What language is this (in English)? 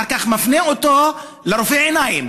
Hebrew